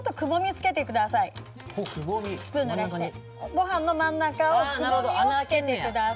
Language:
Japanese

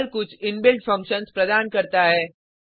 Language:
Hindi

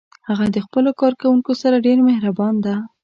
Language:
Pashto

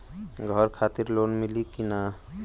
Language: Bhojpuri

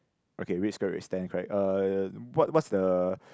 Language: English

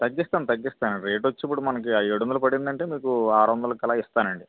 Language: Telugu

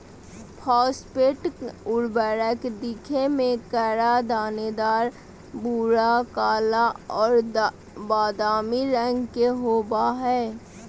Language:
Magahi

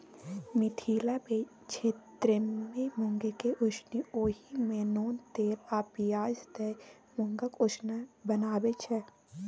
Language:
Maithili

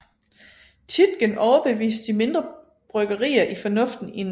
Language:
Danish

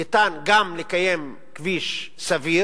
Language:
Hebrew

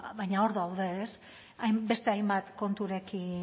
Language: Basque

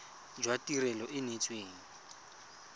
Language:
Tswana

